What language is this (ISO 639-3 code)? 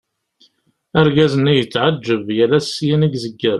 kab